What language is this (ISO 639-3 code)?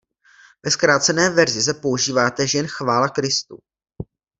ces